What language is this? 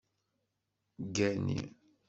Kabyle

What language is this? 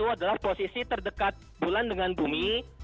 Indonesian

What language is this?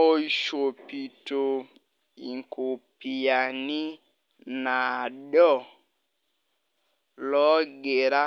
Masai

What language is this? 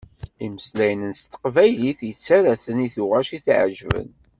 Kabyle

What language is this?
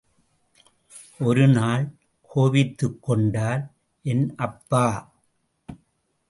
Tamil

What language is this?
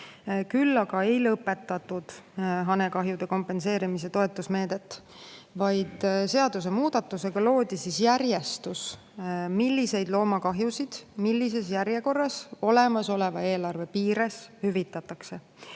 Estonian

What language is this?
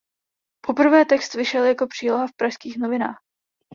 Czech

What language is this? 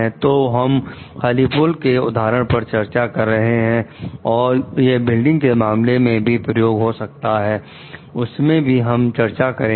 Hindi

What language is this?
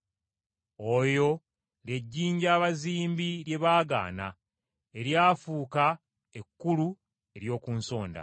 Ganda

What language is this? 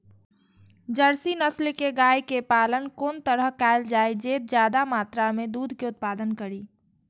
Maithili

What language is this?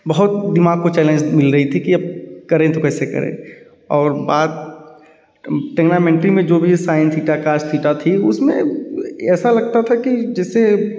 Hindi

